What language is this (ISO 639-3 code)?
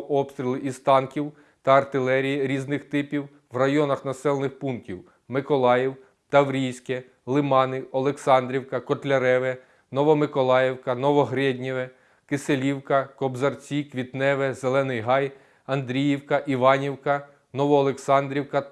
ukr